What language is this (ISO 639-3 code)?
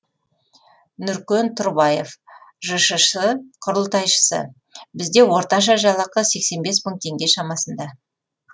kaz